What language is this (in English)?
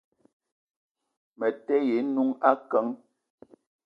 Eton (Cameroon)